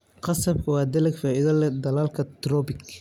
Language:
Somali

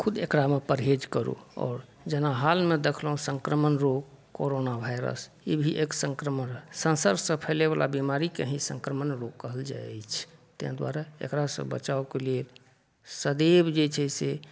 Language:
Maithili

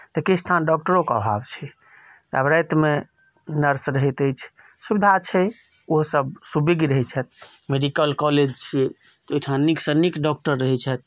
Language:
Maithili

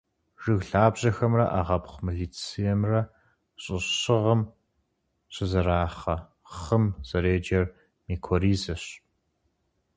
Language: Kabardian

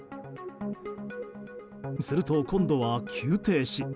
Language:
Japanese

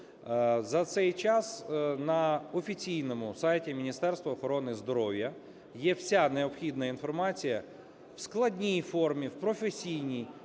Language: Ukrainian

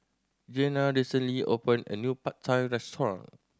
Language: English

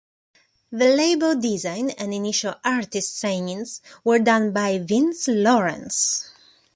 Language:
English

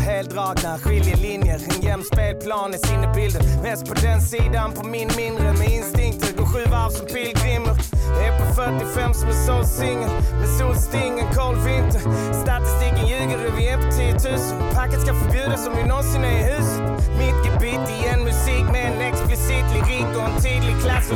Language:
Polish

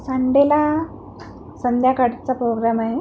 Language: Marathi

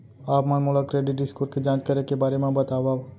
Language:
Chhattisgarhi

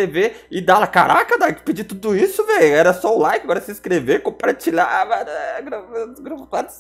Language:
Portuguese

